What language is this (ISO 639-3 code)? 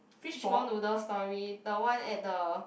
eng